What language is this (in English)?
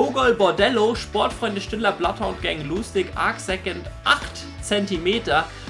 German